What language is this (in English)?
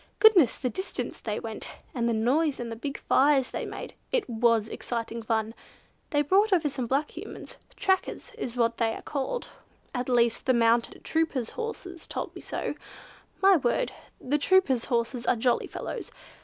English